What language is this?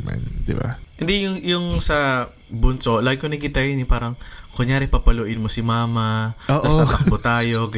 Filipino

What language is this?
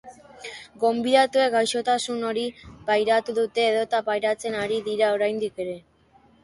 Basque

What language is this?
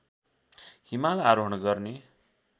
Nepali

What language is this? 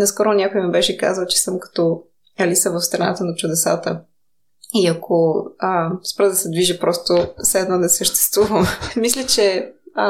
Bulgarian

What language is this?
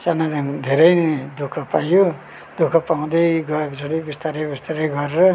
Nepali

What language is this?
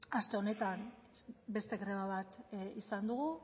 Basque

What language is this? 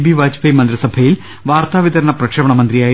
Malayalam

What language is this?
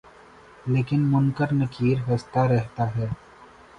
Urdu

